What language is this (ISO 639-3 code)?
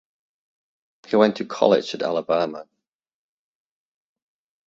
eng